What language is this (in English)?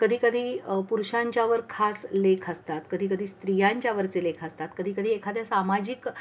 Marathi